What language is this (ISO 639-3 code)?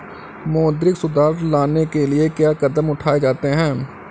hin